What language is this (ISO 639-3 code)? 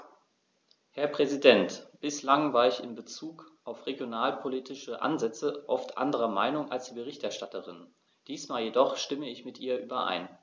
deu